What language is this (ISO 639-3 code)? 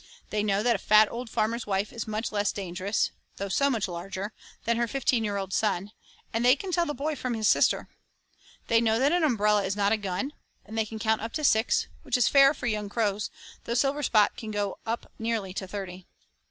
eng